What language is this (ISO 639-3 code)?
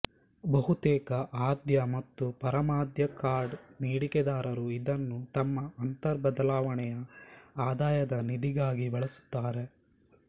kan